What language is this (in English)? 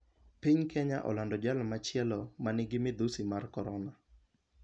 Luo (Kenya and Tanzania)